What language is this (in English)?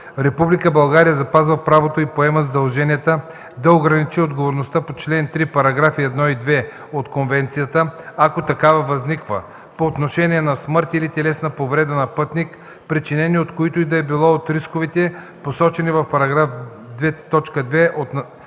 Bulgarian